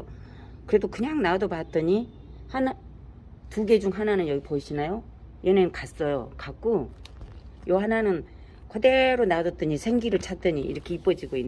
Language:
Korean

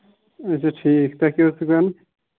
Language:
Kashmiri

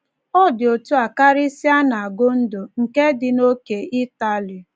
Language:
Igbo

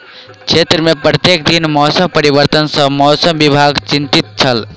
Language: Maithili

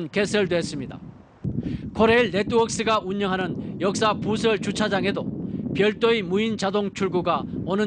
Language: Korean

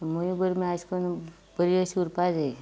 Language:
Konkani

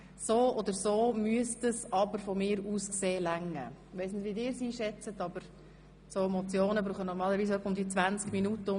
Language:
Swiss German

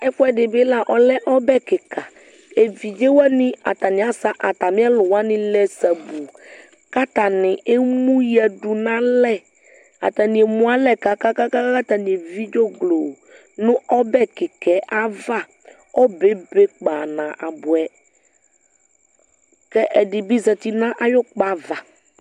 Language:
Ikposo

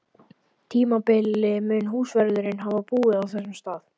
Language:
Icelandic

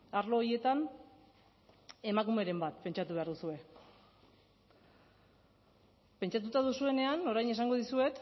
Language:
Basque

